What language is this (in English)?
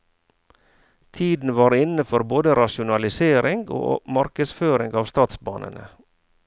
Norwegian